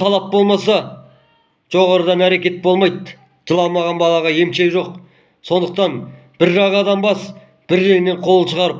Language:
Turkish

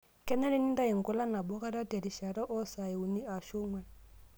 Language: Masai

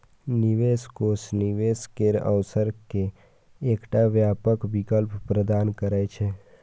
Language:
Maithili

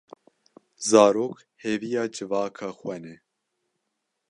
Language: Kurdish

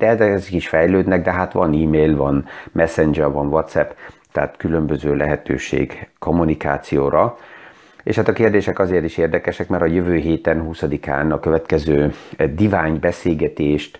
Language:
Hungarian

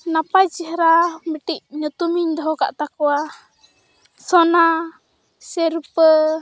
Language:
Santali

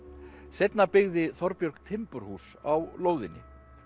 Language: Icelandic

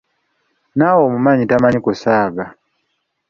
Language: Ganda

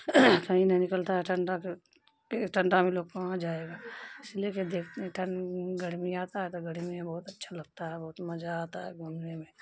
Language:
Urdu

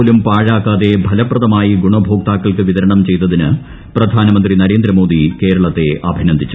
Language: Malayalam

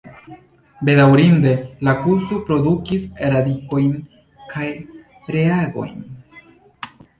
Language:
Esperanto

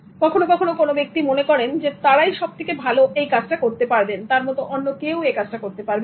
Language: Bangla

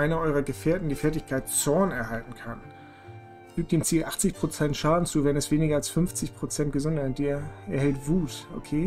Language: German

